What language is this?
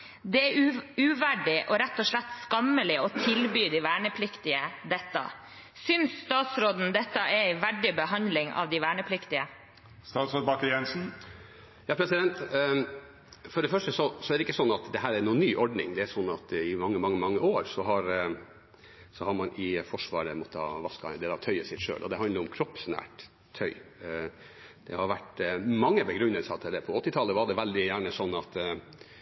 Norwegian Bokmål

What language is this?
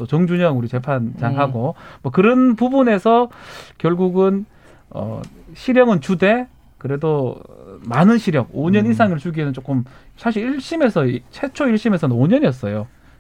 Korean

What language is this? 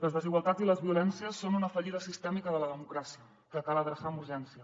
Catalan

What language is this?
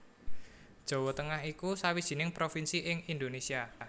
Javanese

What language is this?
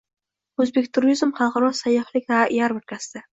Uzbek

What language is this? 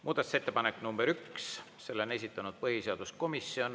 Estonian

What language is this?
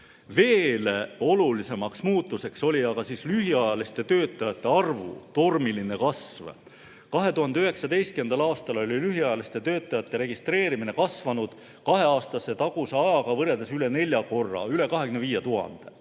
Estonian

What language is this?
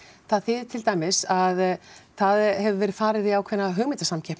Icelandic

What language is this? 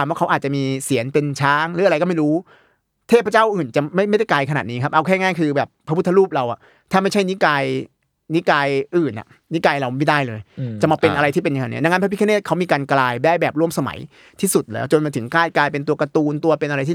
Thai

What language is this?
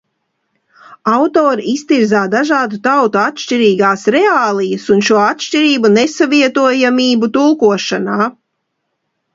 Latvian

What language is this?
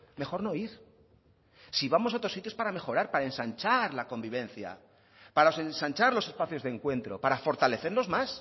Spanish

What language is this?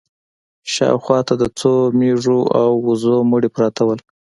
Pashto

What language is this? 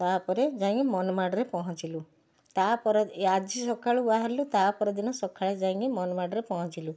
Odia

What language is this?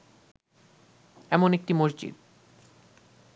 Bangla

